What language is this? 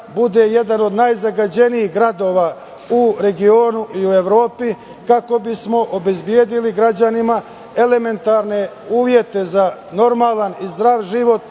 Serbian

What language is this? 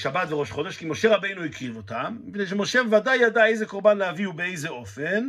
Hebrew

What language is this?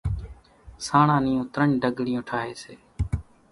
Kachi Koli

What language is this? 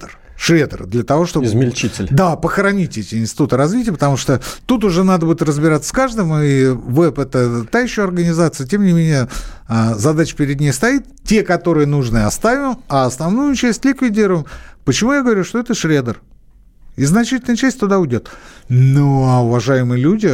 Russian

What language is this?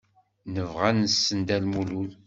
Kabyle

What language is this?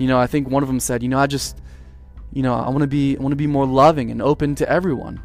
English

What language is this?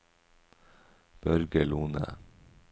Norwegian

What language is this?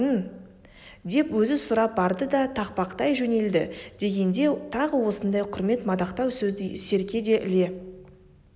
Kazakh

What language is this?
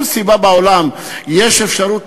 Hebrew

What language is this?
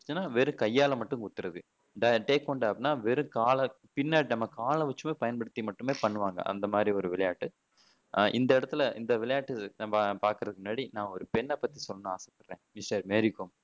Tamil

